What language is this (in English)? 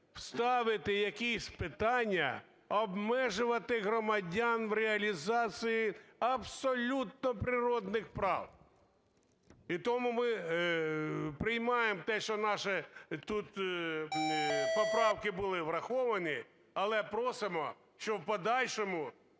Ukrainian